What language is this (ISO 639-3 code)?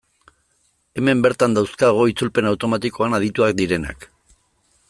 eus